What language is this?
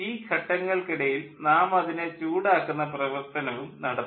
Malayalam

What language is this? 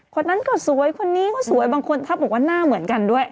Thai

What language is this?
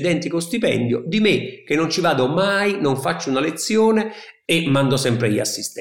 Italian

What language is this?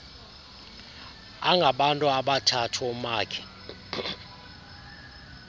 Xhosa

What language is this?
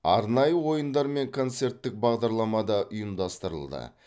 Kazakh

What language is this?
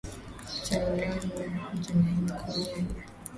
Swahili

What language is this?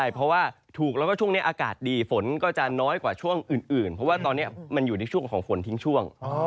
Thai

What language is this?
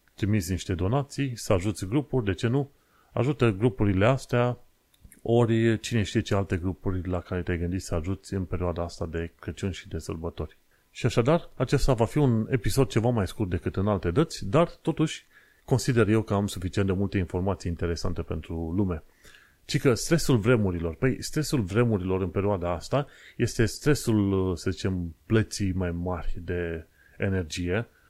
Romanian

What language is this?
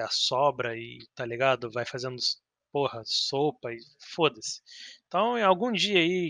Portuguese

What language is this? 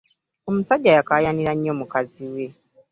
Ganda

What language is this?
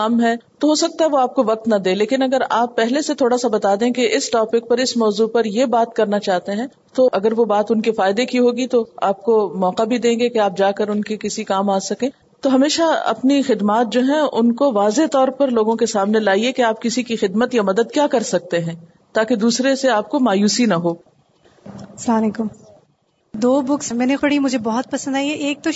Urdu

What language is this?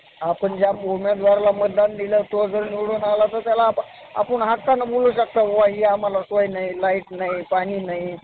Marathi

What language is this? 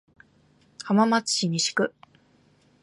Japanese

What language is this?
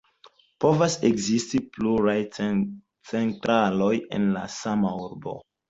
Esperanto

